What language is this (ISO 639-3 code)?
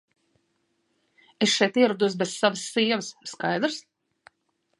lav